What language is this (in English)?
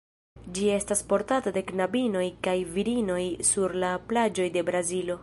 Esperanto